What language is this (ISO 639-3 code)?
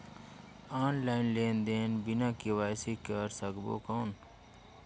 hne